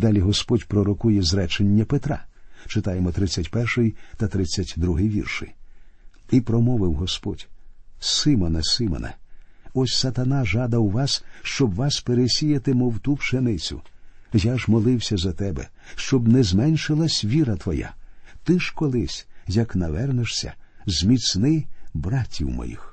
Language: Ukrainian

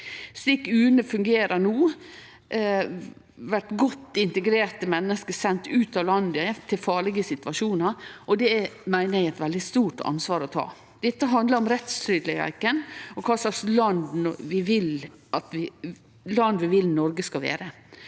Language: Norwegian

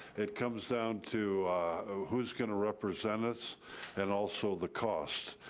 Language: English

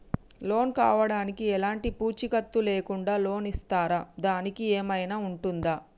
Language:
Telugu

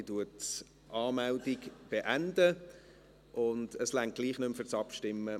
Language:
Swiss German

